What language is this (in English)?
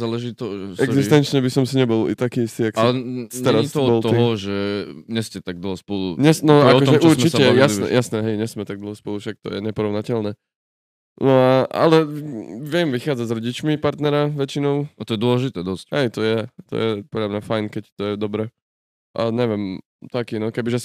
Czech